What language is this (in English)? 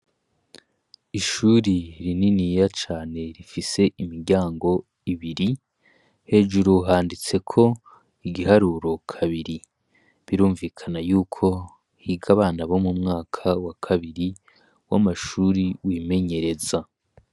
Rundi